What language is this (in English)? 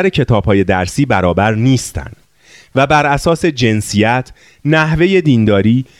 Persian